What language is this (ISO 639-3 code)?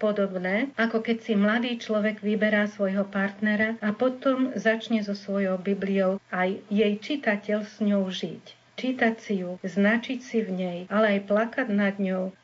slk